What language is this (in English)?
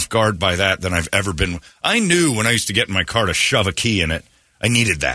English